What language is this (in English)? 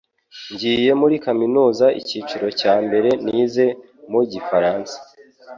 Kinyarwanda